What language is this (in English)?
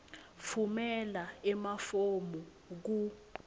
Swati